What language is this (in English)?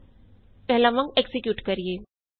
Punjabi